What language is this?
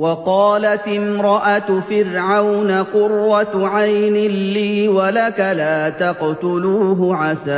Arabic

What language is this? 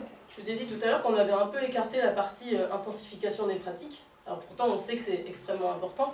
French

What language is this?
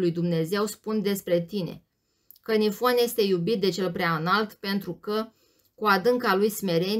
Romanian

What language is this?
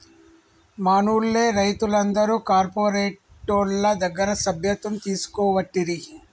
Telugu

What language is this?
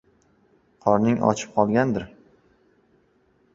Uzbek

